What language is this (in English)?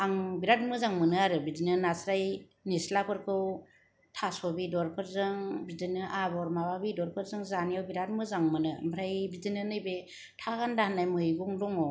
Bodo